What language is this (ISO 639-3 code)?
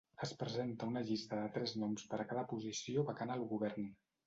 cat